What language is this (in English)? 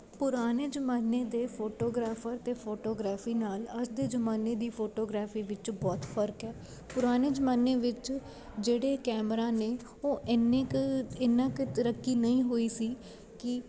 Punjabi